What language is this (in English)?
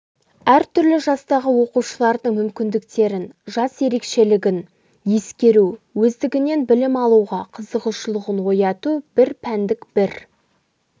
Kazakh